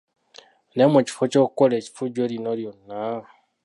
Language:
Ganda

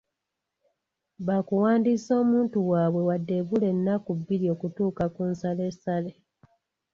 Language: Ganda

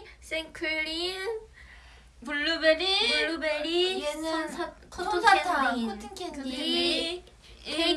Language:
Korean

